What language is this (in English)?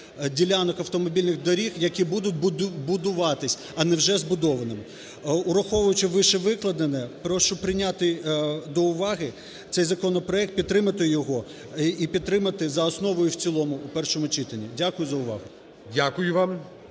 Ukrainian